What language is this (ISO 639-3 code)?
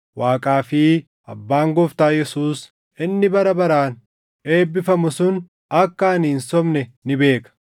orm